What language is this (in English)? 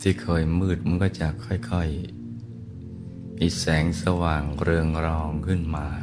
Thai